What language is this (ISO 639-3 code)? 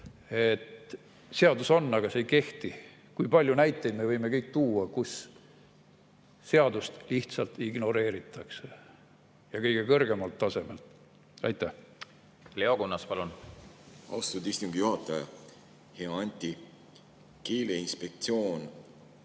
est